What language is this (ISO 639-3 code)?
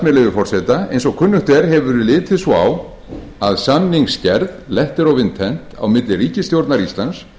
isl